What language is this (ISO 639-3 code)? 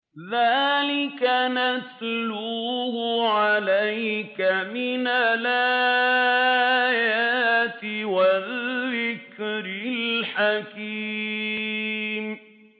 ara